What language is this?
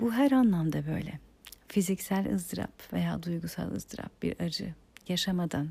Turkish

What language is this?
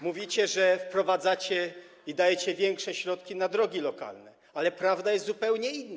Polish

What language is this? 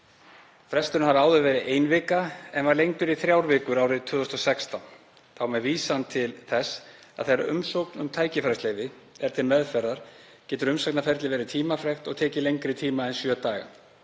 Icelandic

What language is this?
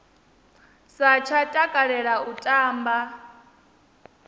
Venda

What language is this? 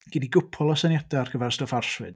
Welsh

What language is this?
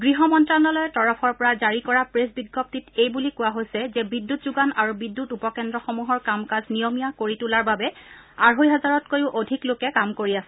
Assamese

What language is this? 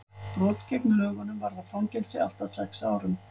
Icelandic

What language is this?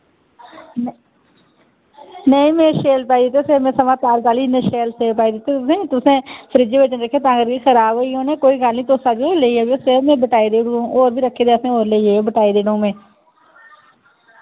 Dogri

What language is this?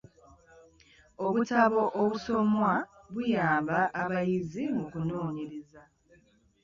Ganda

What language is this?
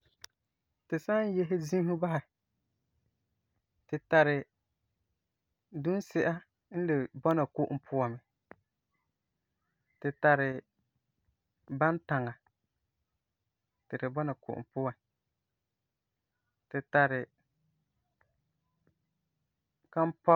Frafra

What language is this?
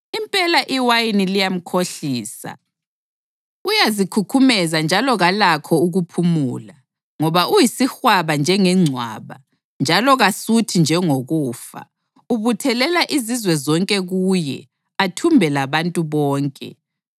North Ndebele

